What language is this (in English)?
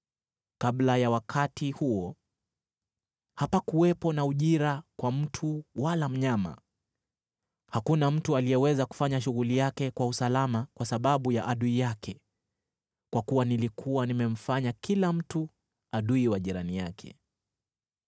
Swahili